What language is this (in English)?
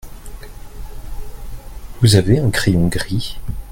French